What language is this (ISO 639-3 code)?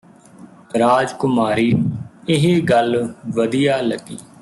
pan